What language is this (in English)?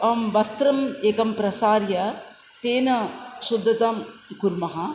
Sanskrit